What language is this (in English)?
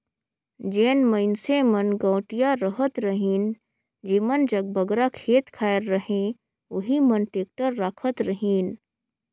Chhattisgarhi